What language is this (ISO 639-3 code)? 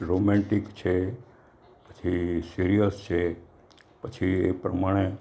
guj